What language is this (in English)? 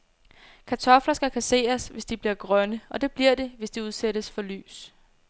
Danish